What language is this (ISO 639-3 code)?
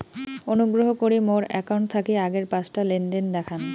ben